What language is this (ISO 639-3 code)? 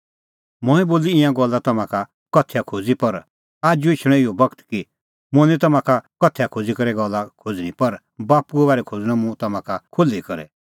kfx